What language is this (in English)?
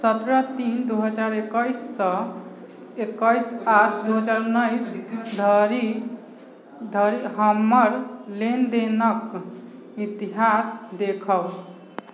Maithili